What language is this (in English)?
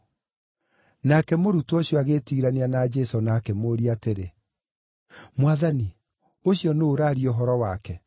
Kikuyu